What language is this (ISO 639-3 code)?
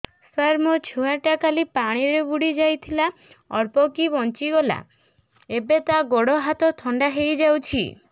ori